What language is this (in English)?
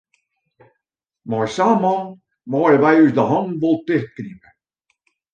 Western Frisian